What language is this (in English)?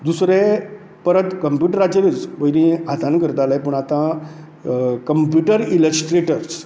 Konkani